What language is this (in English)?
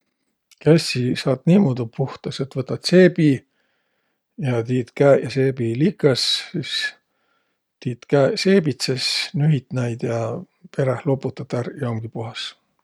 Võro